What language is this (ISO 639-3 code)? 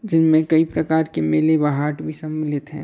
hin